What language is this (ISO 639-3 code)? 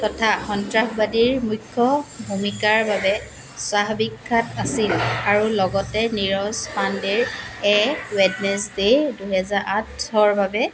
asm